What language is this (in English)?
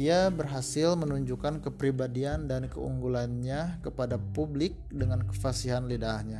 Indonesian